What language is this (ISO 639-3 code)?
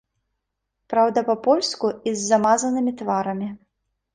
bel